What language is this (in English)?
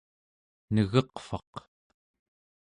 Central Yupik